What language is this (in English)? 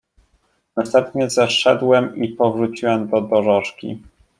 Polish